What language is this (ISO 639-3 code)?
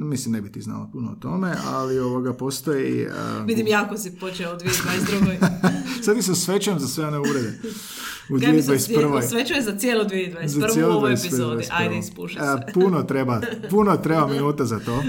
hrv